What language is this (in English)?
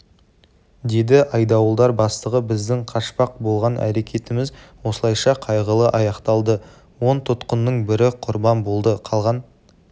Kazakh